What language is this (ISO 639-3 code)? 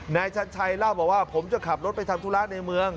tha